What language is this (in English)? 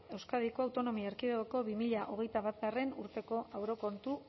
Basque